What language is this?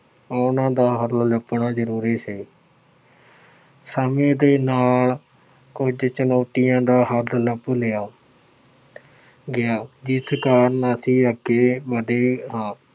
Punjabi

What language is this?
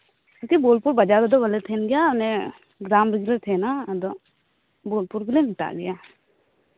Santali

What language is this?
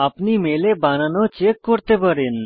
Bangla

